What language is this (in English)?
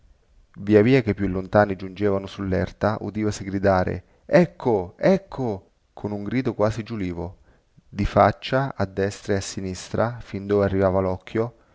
Italian